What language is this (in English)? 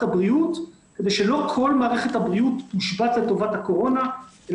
Hebrew